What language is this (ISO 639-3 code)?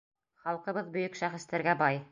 bak